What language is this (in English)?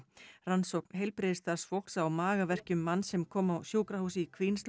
Icelandic